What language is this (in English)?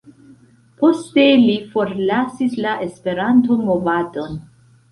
Esperanto